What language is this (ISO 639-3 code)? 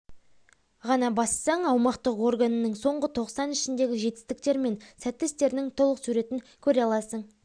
kaz